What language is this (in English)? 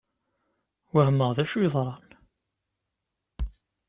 Kabyle